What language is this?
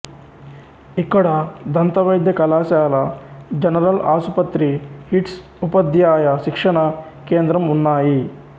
Telugu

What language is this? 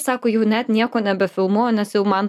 Lithuanian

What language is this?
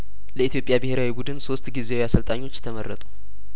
Amharic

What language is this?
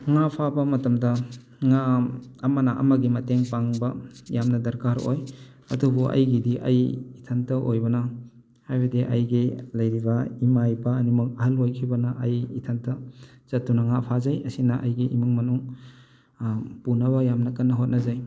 Manipuri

